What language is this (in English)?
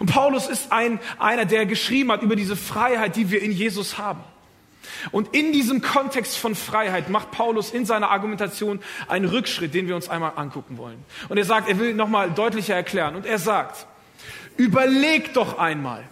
German